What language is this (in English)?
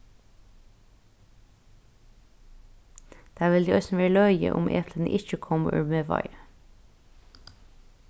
Faroese